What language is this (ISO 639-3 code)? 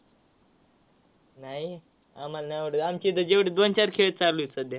mar